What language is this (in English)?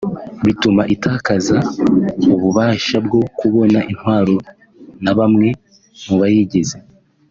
Kinyarwanda